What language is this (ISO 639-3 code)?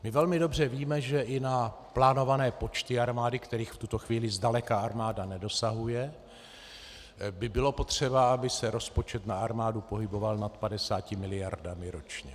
ces